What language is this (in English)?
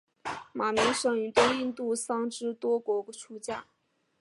Chinese